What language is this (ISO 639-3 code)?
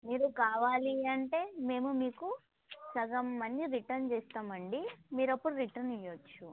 tel